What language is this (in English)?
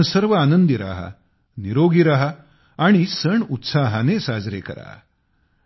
Marathi